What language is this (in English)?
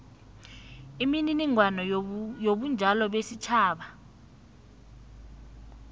South Ndebele